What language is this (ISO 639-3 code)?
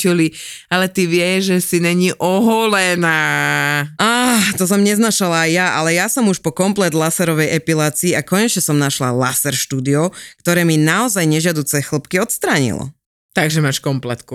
slk